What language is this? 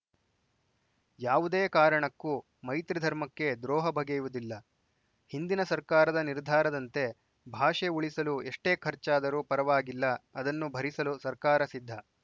Kannada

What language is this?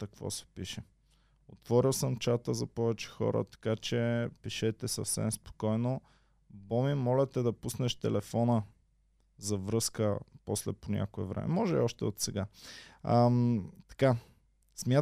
Bulgarian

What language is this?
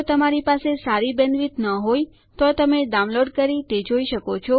Gujarati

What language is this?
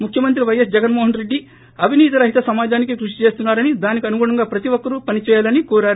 Telugu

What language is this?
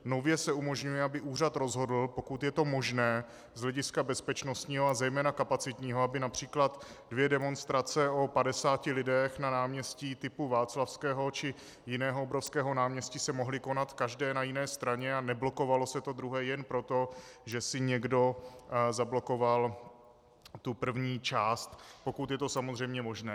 Czech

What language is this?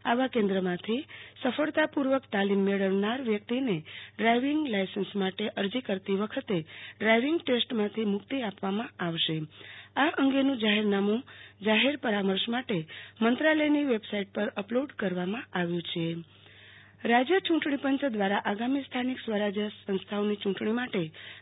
Gujarati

